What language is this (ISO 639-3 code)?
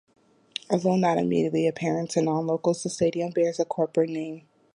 eng